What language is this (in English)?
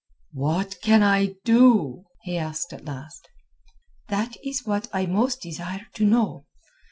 English